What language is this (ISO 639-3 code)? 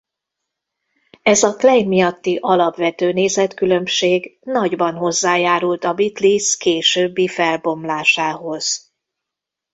hun